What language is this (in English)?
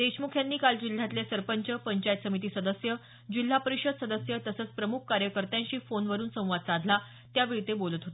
Marathi